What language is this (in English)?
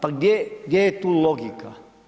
Croatian